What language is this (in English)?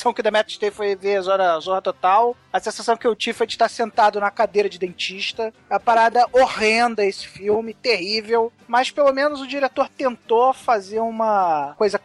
Portuguese